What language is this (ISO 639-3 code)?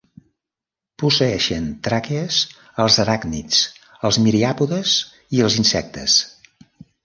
cat